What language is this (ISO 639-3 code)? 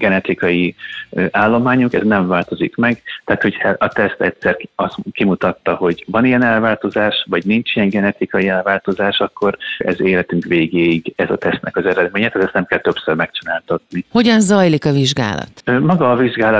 hun